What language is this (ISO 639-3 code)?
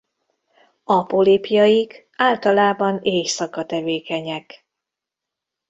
hun